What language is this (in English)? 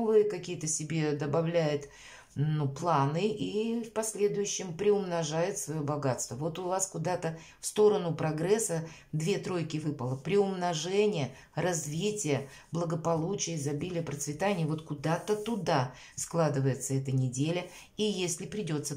Russian